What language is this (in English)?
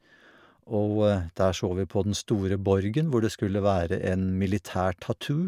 Norwegian